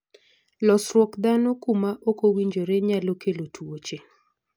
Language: Luo (Kenya and Tanzania)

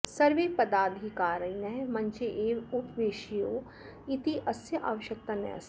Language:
Sanskrit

